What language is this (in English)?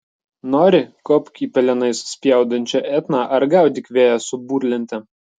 Lithuanian